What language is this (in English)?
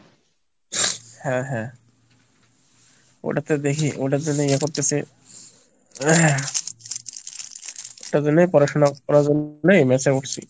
Bangla